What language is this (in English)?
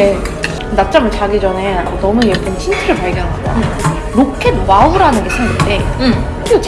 Korean